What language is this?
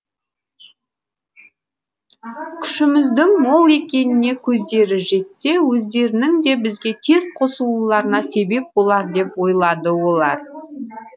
Kazakh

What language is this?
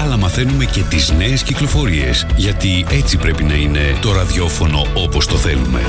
Greek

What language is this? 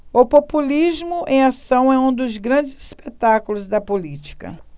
Portuguese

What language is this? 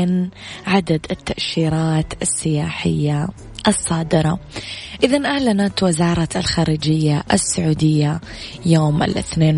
Arabic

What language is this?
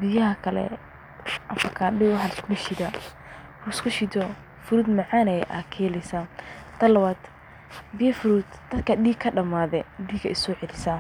Somali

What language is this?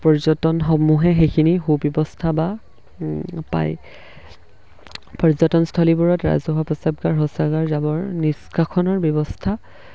Assamese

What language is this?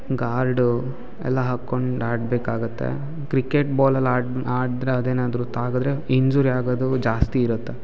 Kannada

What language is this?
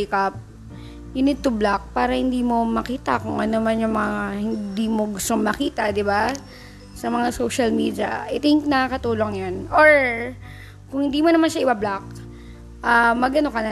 Filipino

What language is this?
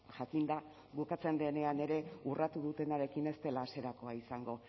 Basque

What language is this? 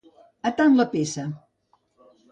Catalan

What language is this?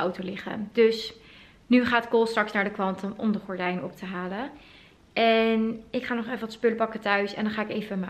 Dutch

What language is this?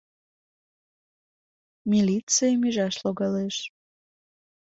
Mari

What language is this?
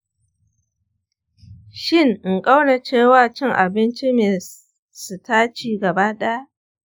Hausa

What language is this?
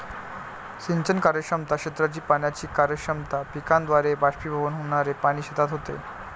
Marathi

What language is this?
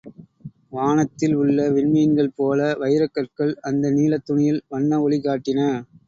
Tamil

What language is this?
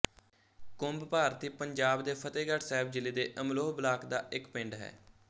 Punjabi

